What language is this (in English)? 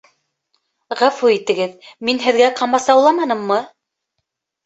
Bashkir